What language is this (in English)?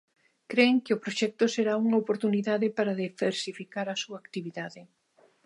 Galician